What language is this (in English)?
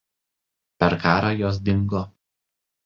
Lithuanian